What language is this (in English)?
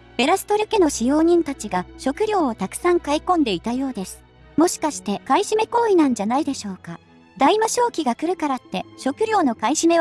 Japanese